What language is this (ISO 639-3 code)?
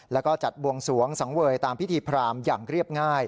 tha